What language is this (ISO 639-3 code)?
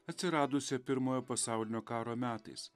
lit